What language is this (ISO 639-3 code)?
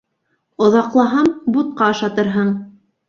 bak